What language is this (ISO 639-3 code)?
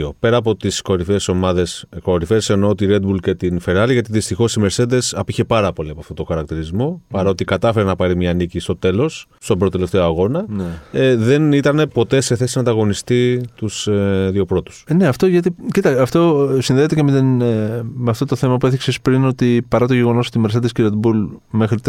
ell